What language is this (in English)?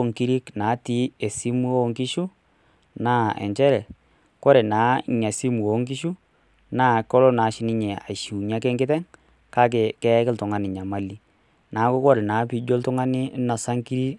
Masai